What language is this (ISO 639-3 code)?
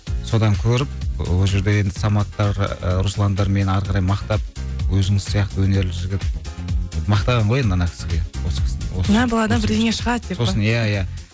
kaz